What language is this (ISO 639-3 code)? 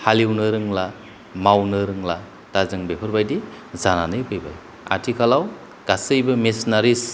brx